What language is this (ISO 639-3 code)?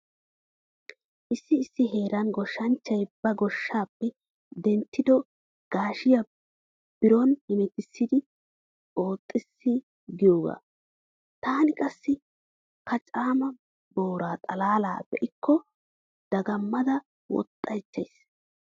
wal